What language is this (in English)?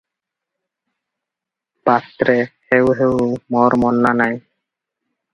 Odia